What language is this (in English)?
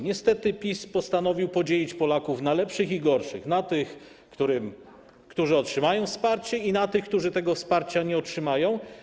Polish